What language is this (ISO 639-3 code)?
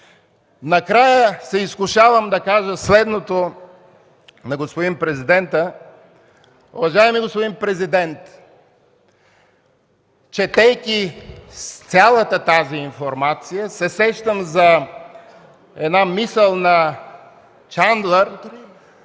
bul